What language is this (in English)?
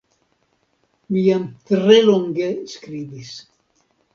Esperanto